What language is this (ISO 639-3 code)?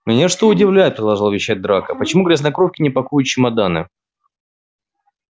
rus